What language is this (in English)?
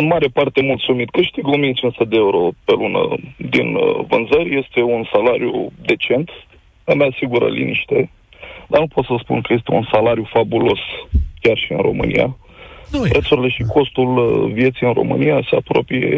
Romanian